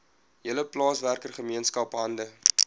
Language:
Afrikaans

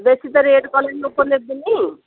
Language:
Odia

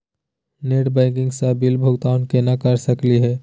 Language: Magahi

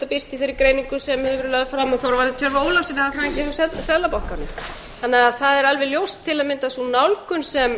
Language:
Icelandic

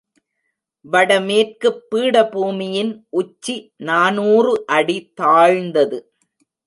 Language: Tamil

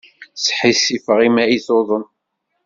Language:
Kabyle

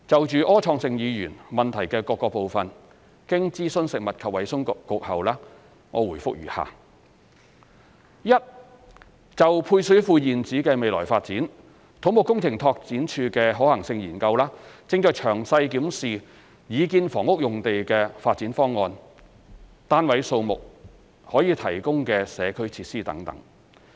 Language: Cantonese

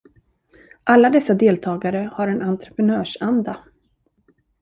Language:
Swedish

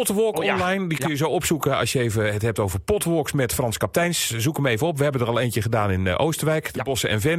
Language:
Dutch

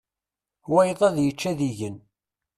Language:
Kabyle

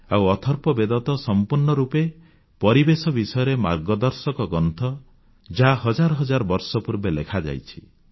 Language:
Odia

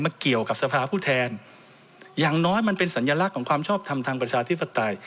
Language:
Thai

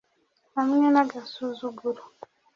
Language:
Kinyarwanda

